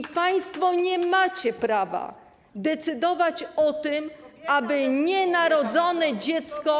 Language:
Polish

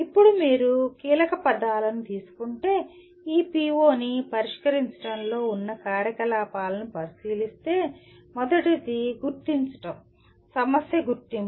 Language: Telugu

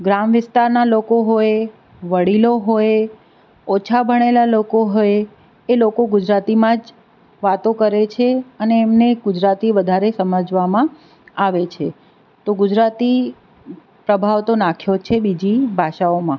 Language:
Gujarati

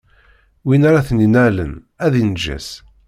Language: Kabyle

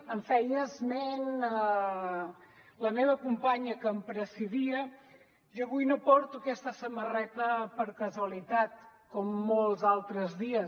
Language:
Catalan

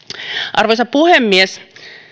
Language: Finnish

